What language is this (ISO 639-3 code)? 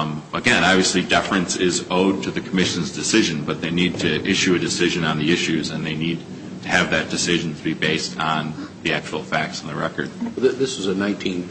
eng